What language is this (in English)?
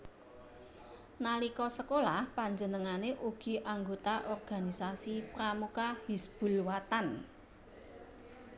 Javanese